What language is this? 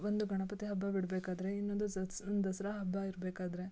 Kannada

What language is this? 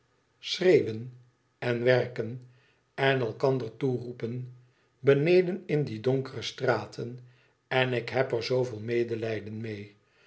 Dutch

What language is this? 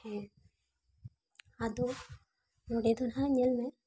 Santali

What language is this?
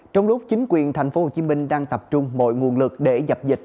Vietnamese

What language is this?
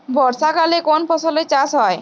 Bangla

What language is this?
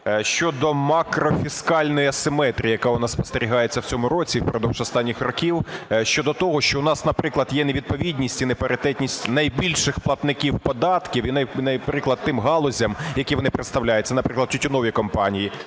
Ukrainian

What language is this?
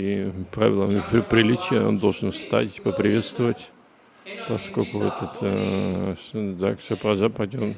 Russian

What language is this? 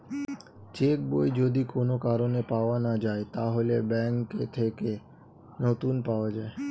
Bangla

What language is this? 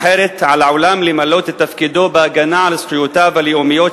Hebrew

